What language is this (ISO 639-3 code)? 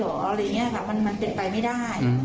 tha